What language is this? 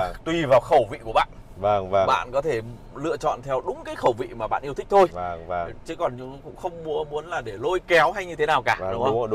Vietnamese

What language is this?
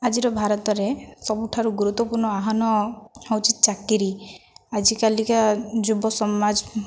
Odia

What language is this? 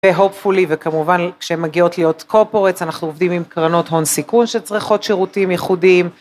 Hebrew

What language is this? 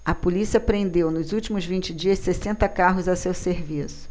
Portuguese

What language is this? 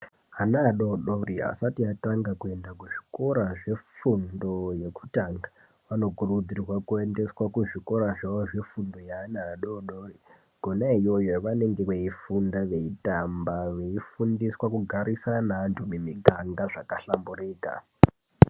Ndau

